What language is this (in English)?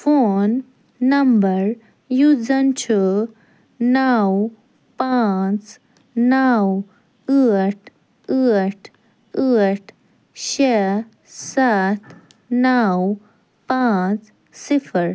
Kashmiri